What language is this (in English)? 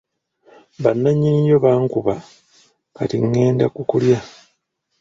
Ganda